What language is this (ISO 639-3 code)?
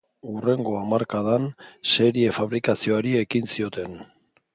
eus